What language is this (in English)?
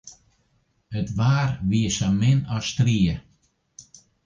Western Frisian